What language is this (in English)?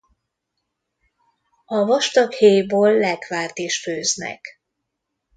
Hungarian